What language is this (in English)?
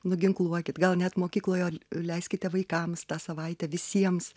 Lithuanian